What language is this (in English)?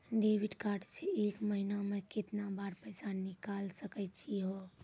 Maithili